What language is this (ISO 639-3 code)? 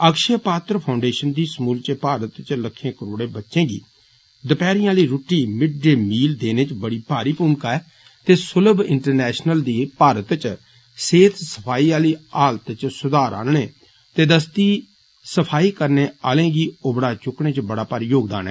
doi